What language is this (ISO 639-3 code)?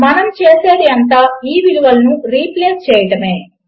tel